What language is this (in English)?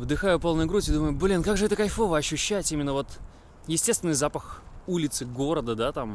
Russian